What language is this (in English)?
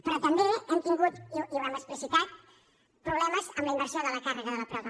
Catalan